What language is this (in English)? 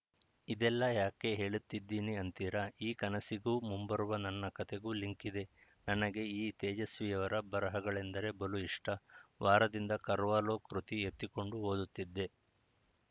Kannada